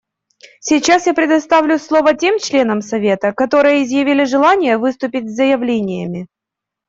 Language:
Russian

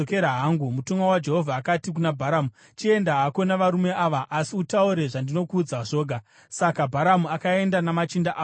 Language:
Shona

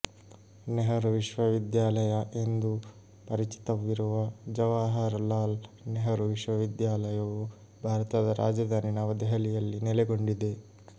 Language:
Kannada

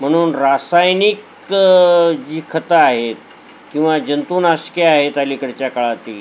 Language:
Marathi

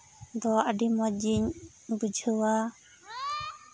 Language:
Santali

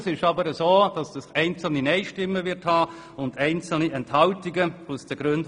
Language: Swiss German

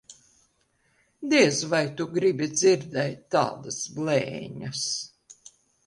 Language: Latvian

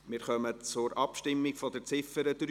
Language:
Swiss German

